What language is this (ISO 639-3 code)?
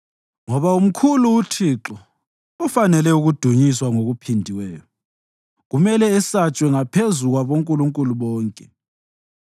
nde